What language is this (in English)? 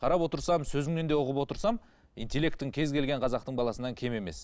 Kazakh